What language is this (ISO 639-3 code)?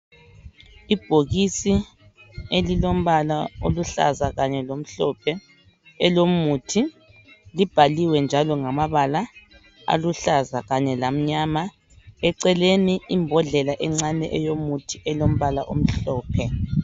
nde